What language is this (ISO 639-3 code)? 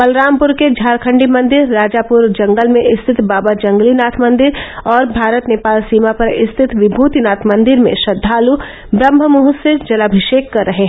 hin